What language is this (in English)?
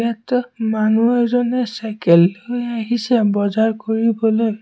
Assamese